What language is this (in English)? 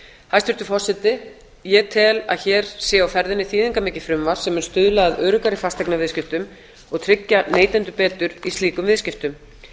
Icelandic